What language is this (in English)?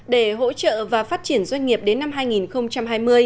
Vietnamese